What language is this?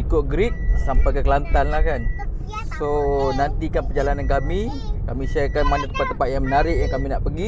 Malay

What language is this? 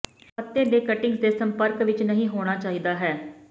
Punjabi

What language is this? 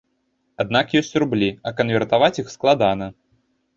Belarusian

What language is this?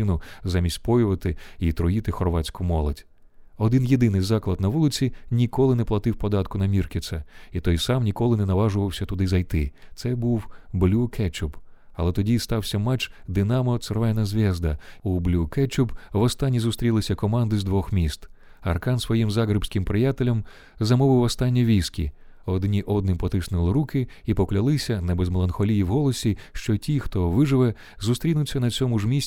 Ukrainian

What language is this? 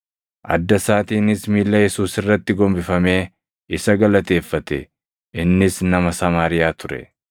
Oromo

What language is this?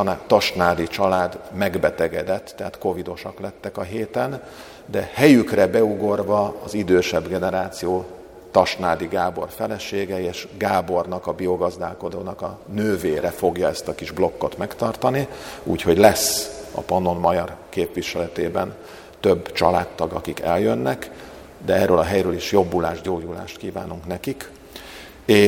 Hungarian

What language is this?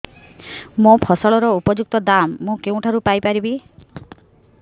Odia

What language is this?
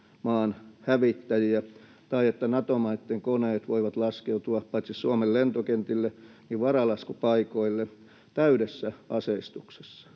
Finnish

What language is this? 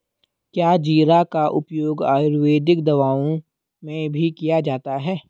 Hindi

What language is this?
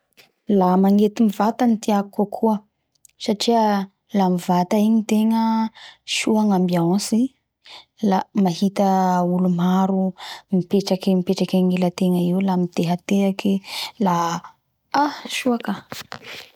Bara Malagasy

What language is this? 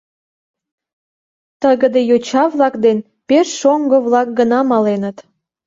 Mari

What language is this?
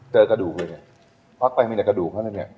Thai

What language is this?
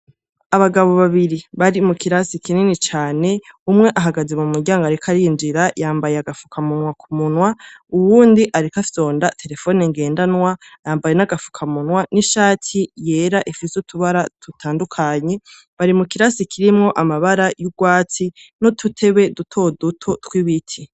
Rundi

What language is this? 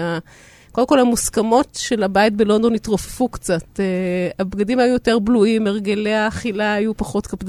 Hebrew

